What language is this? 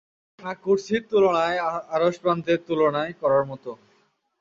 Bangla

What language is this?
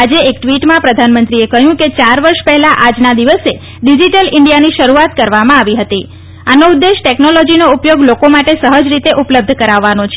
Gujarati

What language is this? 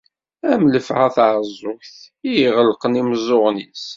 Kabyle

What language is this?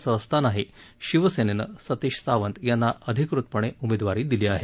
Marathi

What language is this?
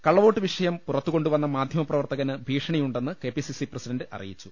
Malayalam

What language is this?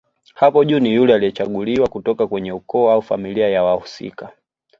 Swahili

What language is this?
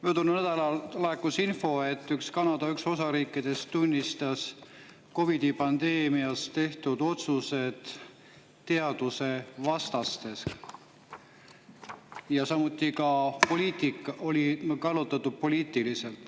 Estonian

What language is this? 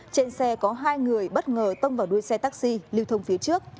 Vietnamese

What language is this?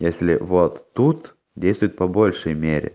Russian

